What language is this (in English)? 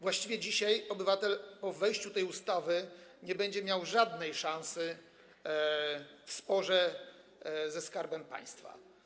Polish